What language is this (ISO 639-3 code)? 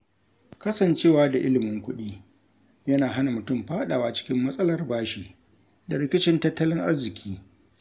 hau